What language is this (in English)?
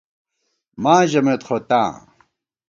Gawar-Bati